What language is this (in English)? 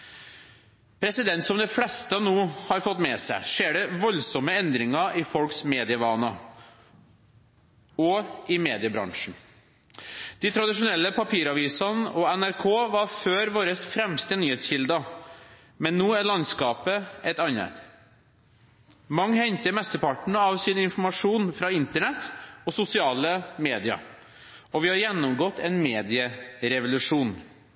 Norwegian Bokmål